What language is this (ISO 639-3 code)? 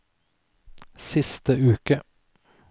nor